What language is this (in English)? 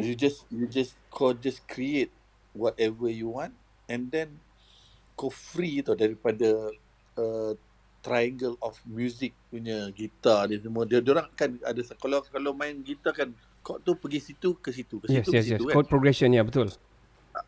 Malay